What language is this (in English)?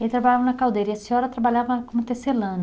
Portuguese